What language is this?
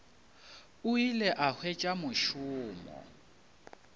Northern Sotho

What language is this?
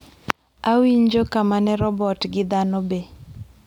Luo (Kenya and Tanzania)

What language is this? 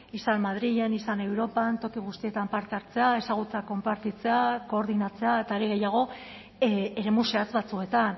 Basque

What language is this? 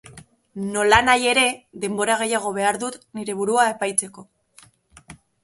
Basque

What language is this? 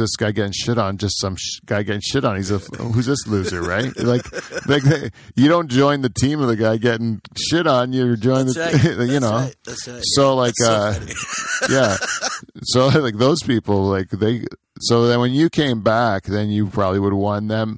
English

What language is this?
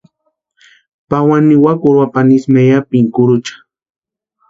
Western Highland Purepecha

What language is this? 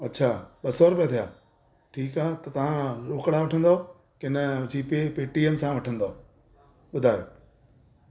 Sindhi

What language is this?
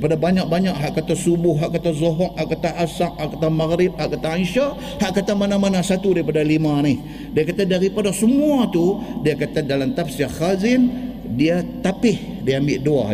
Malay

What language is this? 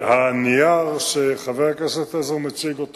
Hebrew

